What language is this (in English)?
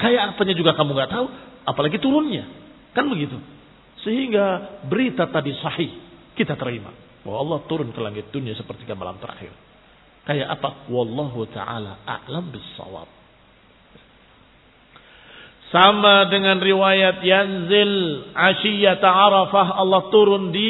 Indonesian